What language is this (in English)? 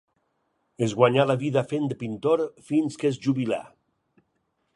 Catalan